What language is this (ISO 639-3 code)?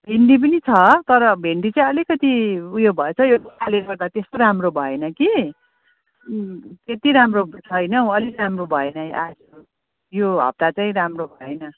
nep